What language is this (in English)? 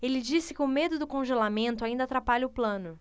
Portuguese